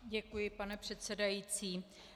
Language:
Czech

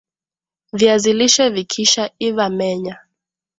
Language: Swahili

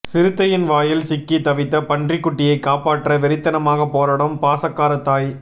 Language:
Tamil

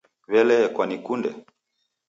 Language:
Taita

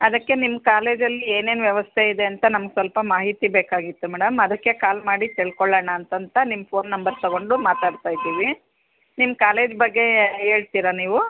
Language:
Kannada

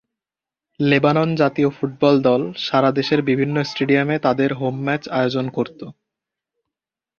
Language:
Bangla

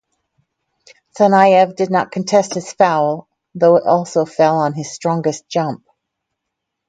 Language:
English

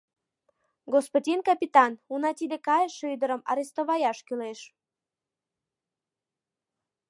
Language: Mari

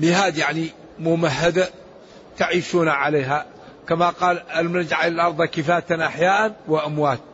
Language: Arabic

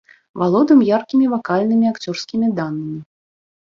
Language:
Belarusian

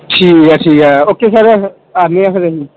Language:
Punjabi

